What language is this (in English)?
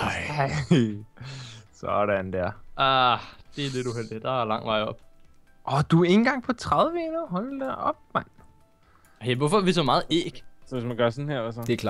Danish